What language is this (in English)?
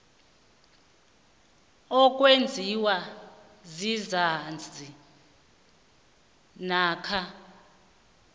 South Ndebele